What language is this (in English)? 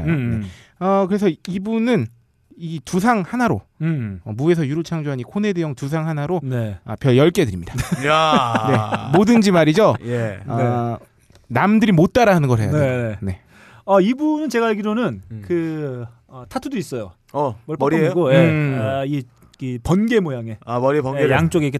Korean